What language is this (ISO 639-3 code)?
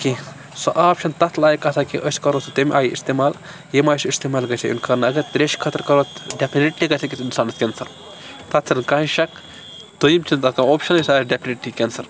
kas